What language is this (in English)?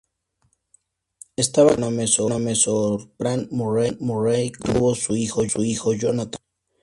Spanish